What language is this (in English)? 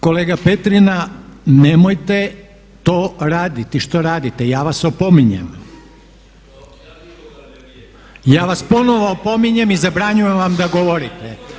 Croatian